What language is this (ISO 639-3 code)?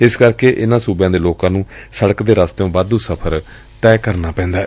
pan